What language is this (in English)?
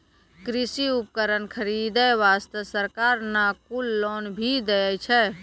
Maithili